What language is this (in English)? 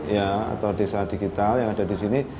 Indonesian